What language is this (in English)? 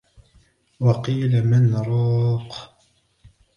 Arabic